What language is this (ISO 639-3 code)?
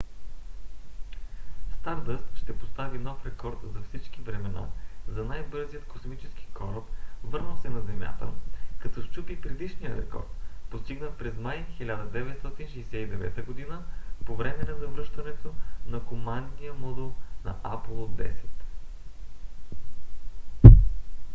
bul